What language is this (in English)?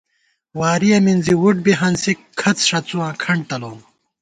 Gawar-Bati